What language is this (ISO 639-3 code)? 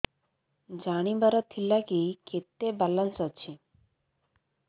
ori